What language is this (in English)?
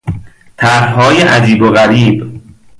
Persian